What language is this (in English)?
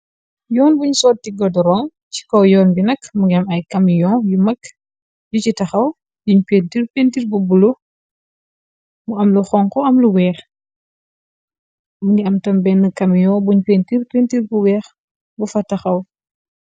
Wolof